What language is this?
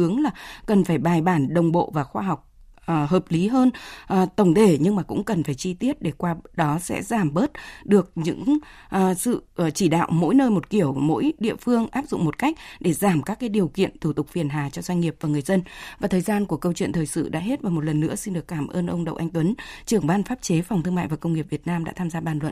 Vietnamese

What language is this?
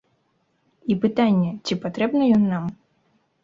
Belarusian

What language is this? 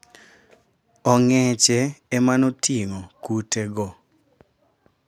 Luo (Kenya and Tanzania)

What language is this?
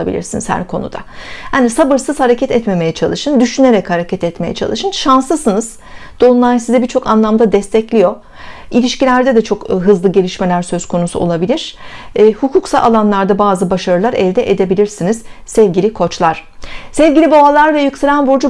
Turkish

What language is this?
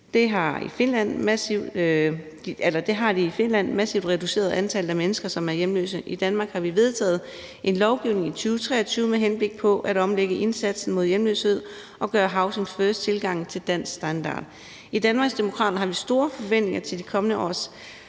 Danish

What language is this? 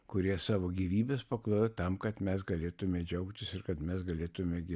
Lithuanian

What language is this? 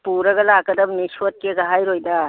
Manipuri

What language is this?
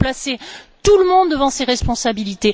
French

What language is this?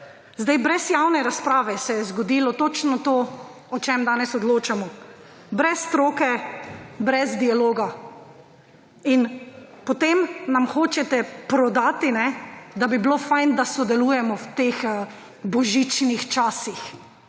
Slovenian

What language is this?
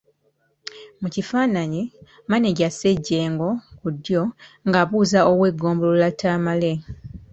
Ganda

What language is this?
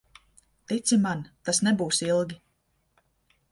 Latvian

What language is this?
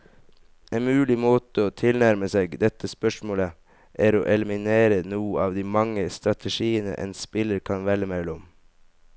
Norwegian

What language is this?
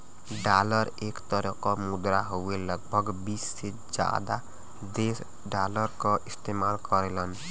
Bhojpuri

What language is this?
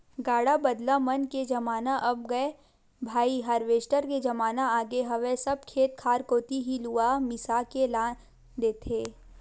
Chhattisgarhi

